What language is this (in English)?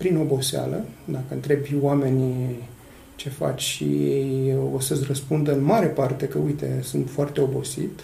Romanian